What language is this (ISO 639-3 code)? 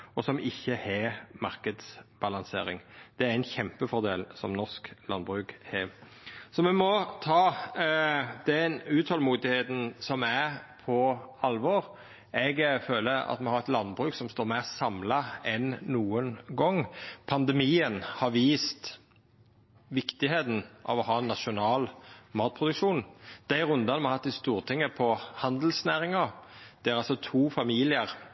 nno